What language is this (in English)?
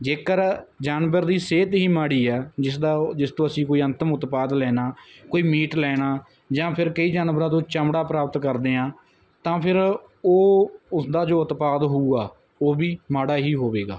Punjabi